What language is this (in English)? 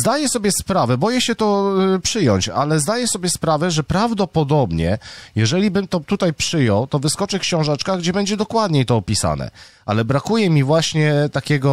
Polish